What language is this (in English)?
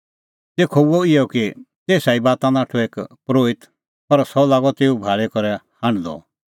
Kullu Pahari